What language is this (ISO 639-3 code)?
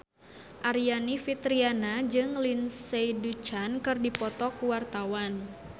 sun